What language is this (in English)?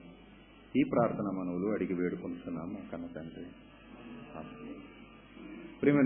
Telugu